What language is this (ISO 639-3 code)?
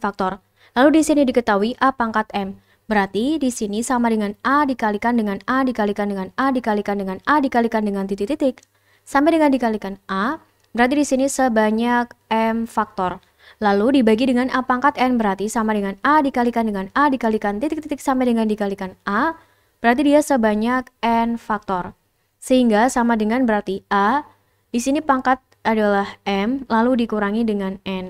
ind